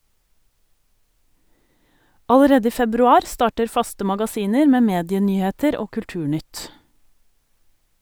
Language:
Norwegian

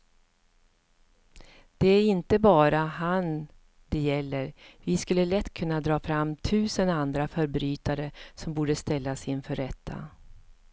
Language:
Swedish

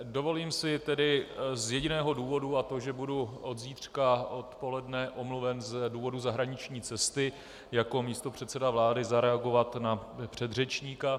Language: Czech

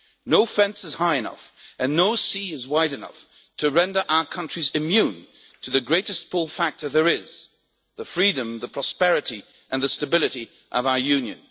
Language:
English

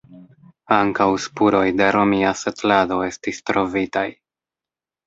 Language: Esperanto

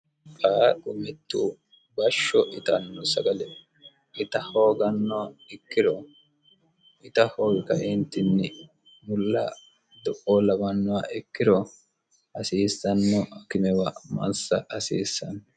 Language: Sidamo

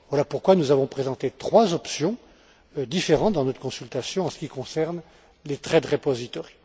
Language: French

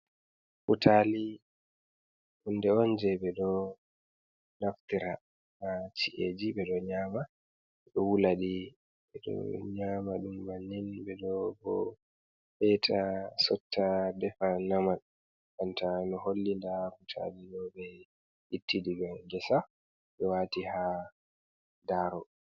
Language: Fula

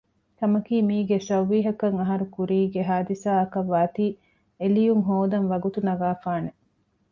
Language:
Divehi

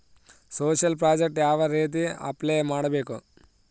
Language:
Kannada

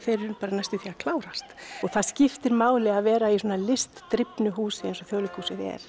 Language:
Icelandic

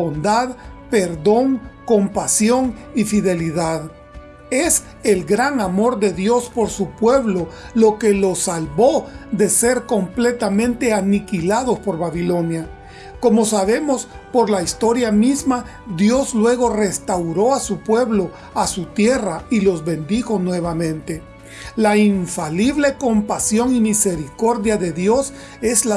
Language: Spanish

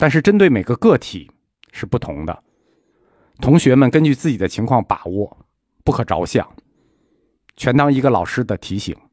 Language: Chinese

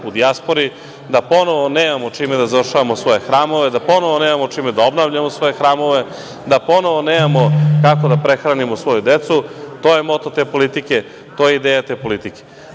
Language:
Serbian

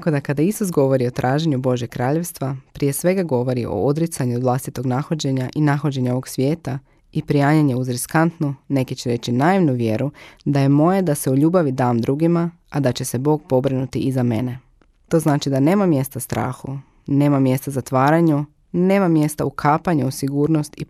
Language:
Croatian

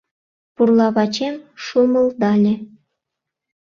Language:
Mari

